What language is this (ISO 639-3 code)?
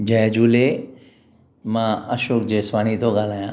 snd